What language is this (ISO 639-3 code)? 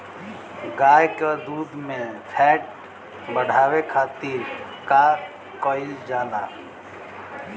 bho